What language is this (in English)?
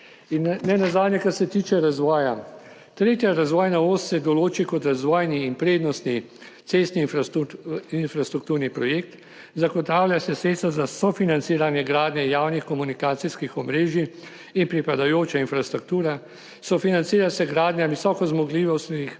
Slovenian